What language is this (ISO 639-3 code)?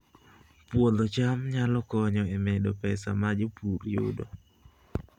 luo